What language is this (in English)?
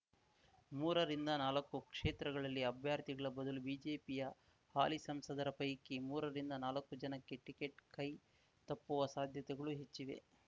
Kannada